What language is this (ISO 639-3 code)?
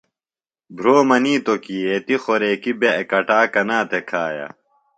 phl